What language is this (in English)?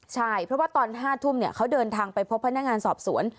Thai